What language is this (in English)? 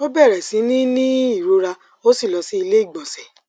Yoruba